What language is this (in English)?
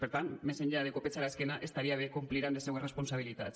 Catalan